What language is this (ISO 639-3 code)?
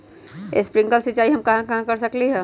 mag